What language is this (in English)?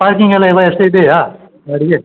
Kannada